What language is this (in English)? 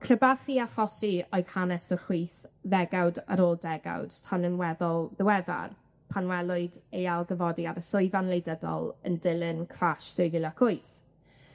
Welsh